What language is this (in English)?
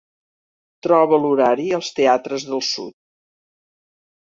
Catalan